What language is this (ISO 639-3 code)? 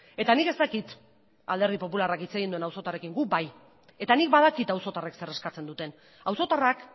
eus